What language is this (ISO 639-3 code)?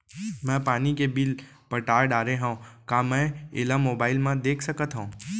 hne